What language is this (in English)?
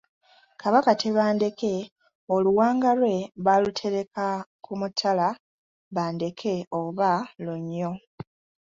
Ganda